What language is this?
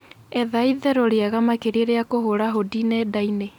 Kikuyu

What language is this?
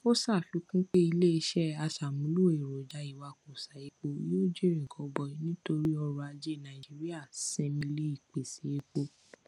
Yoruba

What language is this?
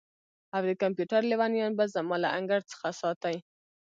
Pashto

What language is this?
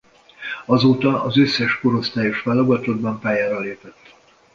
Hungarian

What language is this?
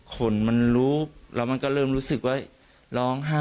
Thai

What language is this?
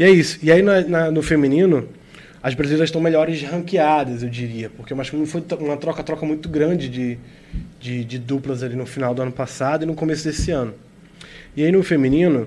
Portuguese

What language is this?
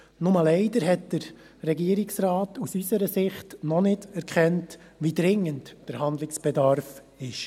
Swiss German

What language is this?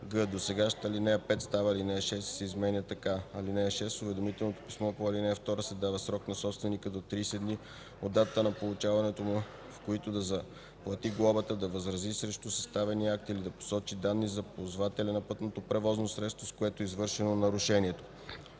Bulgarian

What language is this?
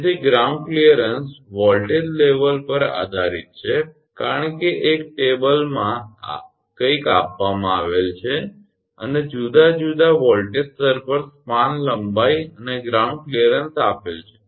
Gujarati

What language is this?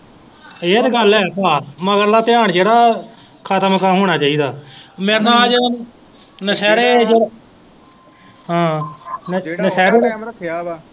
Punjabi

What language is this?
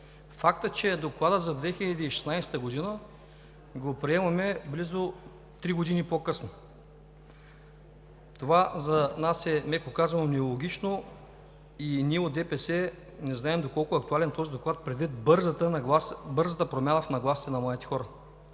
Bulgarian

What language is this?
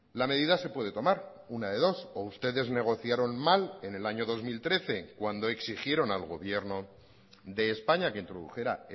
Spanish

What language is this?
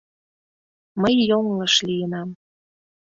Mari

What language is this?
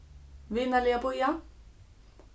Faroese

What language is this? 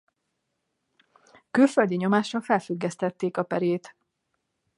Hungarian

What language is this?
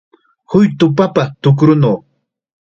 Chiquián Ancash Quechua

